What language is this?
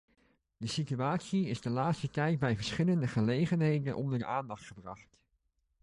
Dutch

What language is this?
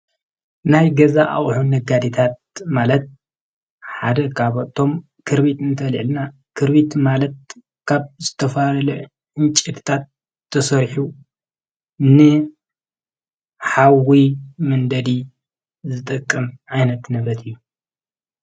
Tigrinya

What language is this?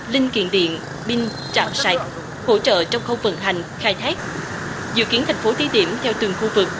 Vietnamese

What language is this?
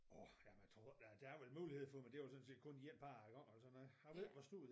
Danish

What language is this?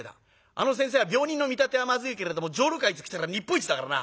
Japanese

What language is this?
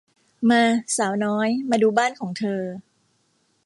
Thai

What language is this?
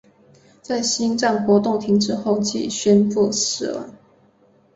Chinese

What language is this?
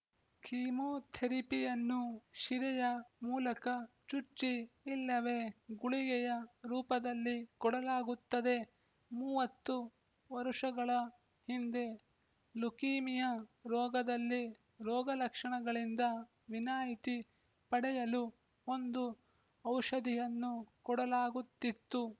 Kannada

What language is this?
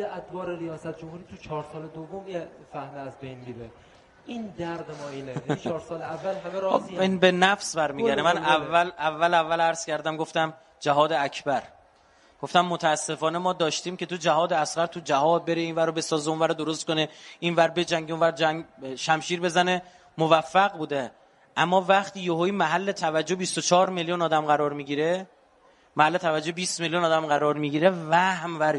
Persian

